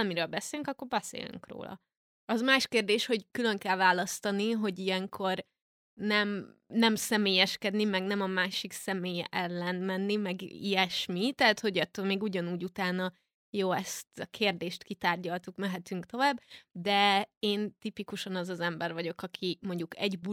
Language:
Hungarian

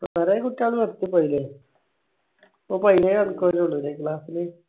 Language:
Malayalam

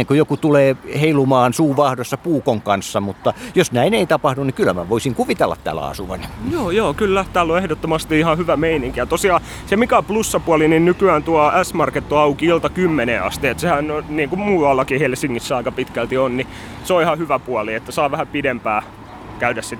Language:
Finnish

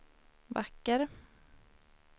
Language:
Swedish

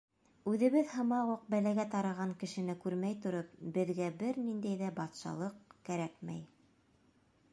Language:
Bashkir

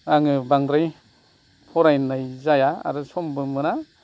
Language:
Bodo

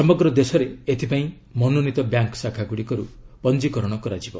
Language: Odia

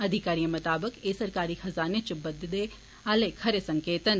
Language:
Dogri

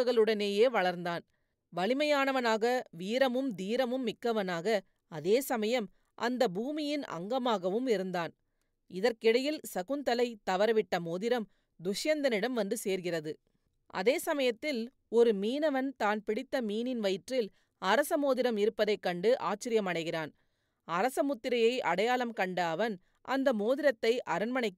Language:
Tamil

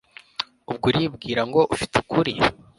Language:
Kinyarwanda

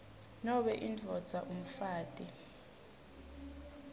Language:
Swati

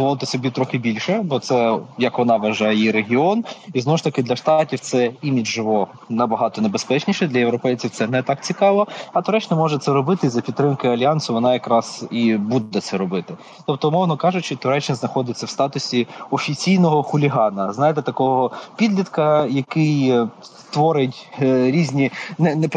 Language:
Ukrainian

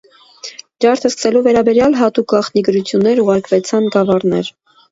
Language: Armenian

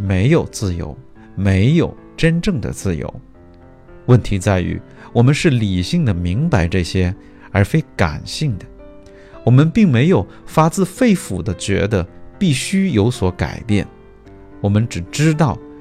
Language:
Chinese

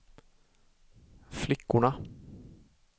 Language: Swedish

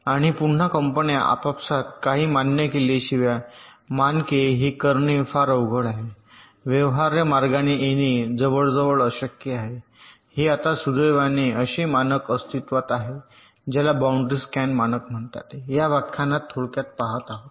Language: Marathi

